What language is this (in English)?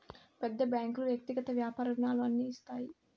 Telugu